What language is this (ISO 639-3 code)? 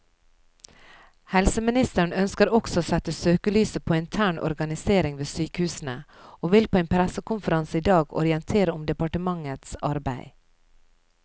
nor